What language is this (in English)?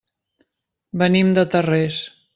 Catalan